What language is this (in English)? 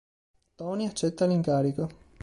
Italian